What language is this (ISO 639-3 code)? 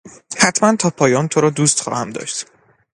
fas